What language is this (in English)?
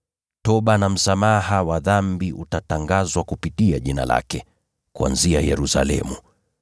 Swahili